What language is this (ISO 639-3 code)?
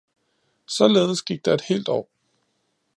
dan